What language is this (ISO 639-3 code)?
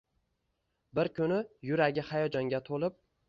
uzb